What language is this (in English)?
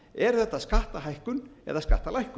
Icelandic